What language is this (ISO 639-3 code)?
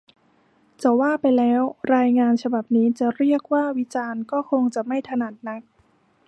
tha